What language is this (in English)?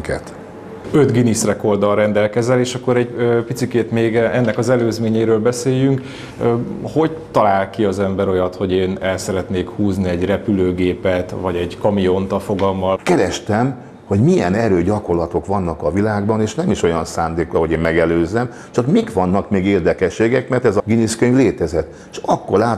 Hungarian